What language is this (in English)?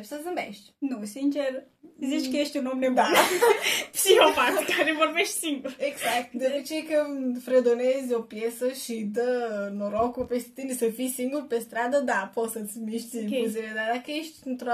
Romanian